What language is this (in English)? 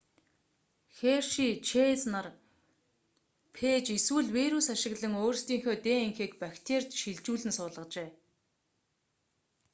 Mongolian